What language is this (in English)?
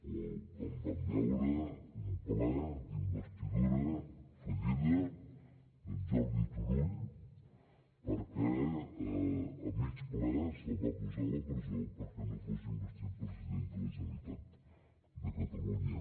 Catalan